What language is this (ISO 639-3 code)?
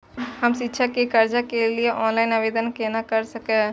mai